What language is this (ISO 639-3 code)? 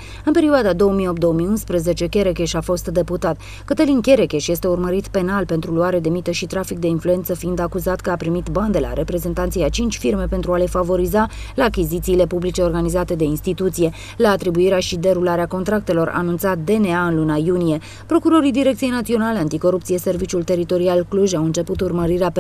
ron